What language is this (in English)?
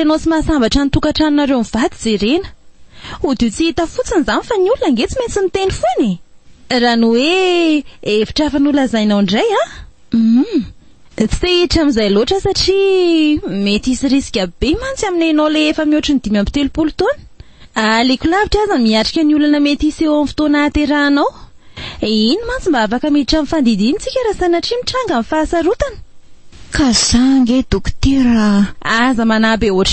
Romanian